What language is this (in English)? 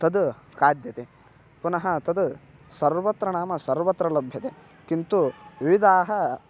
Sanskrit